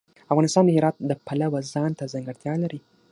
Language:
Pashto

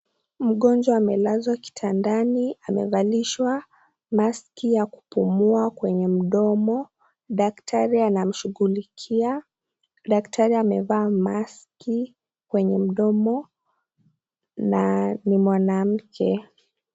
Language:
Swahili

